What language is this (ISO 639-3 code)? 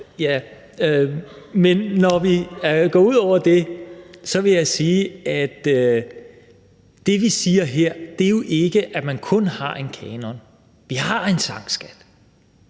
dan